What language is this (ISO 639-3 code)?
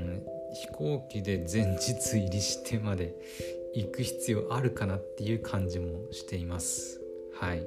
jpn